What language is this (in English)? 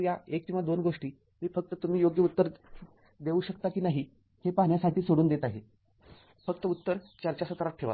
Marathi